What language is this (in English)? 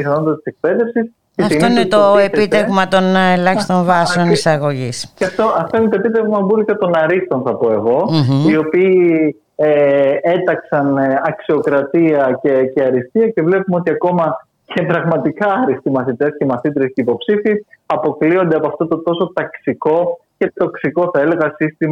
Greek